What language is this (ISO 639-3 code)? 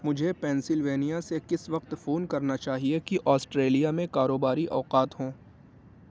urd